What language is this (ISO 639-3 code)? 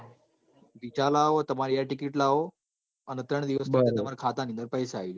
guj